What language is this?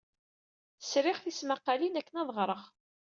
Kabyle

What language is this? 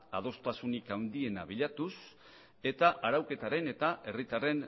Basque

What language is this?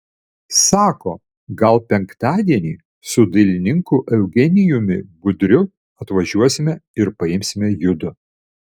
Lithuanian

